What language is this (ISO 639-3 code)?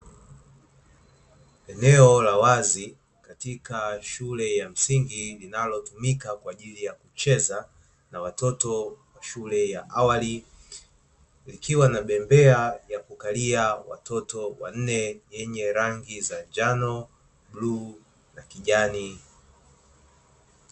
swa